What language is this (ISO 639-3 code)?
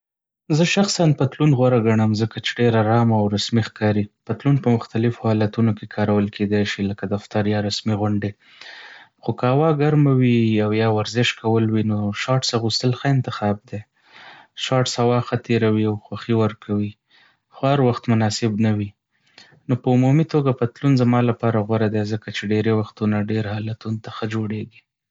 pus